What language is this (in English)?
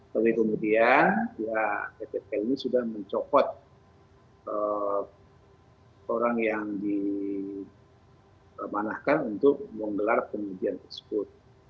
Indonesian